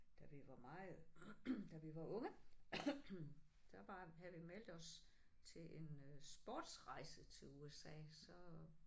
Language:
Danish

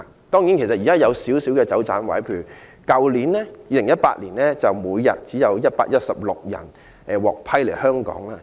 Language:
Cantonese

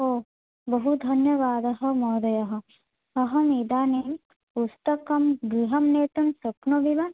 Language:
Sanskrit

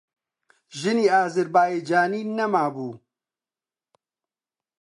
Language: Central Kurdish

